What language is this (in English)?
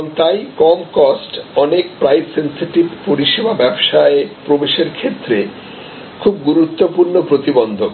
Bangla